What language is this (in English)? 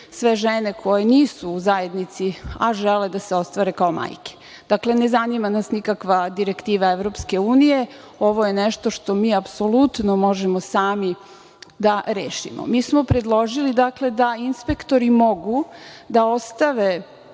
Serbian